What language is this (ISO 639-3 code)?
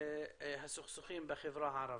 heb